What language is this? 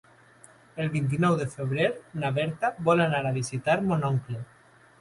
Catalan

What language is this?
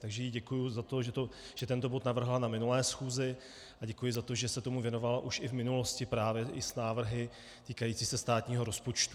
Czech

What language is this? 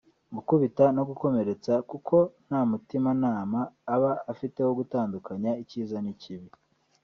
Kinyarwanda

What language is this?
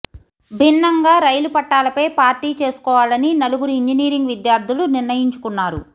Telugu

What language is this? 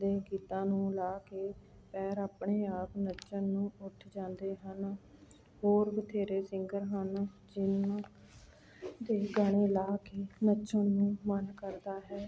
Punjabi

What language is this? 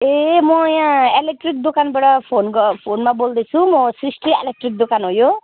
Nepali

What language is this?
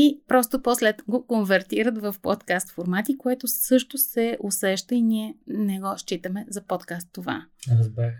Bulgarian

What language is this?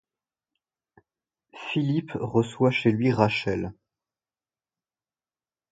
French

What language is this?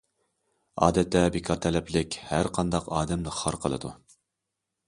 Uyghur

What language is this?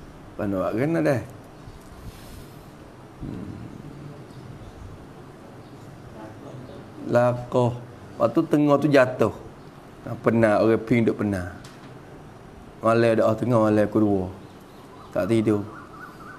Malay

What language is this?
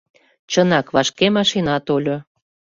Mari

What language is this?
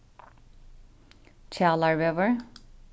Faroese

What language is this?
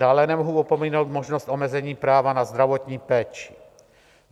Czech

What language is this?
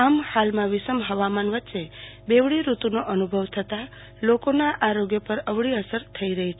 Gujarati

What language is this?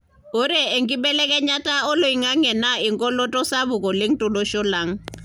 Masai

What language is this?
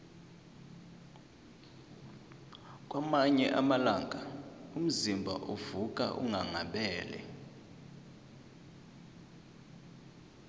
South Ndebele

